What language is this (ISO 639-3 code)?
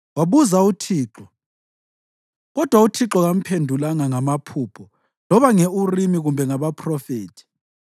nde